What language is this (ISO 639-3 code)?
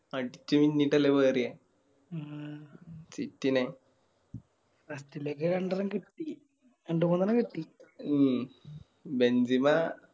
mal